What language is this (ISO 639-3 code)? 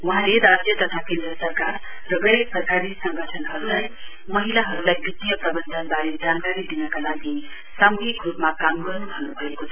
nep